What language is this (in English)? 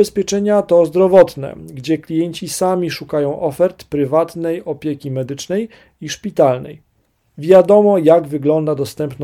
Polish